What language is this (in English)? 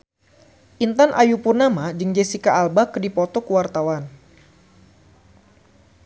Sundanese